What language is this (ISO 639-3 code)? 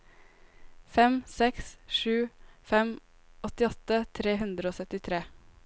nor